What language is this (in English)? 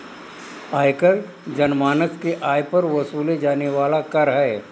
Hindi